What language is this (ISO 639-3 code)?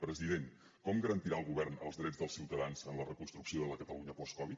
cat